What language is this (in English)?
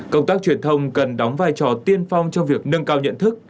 Vietnamese